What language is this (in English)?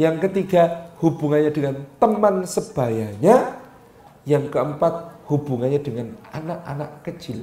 Indonesian